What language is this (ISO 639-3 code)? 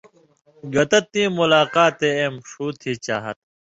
mvy